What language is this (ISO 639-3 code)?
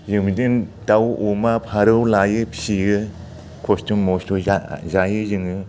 brx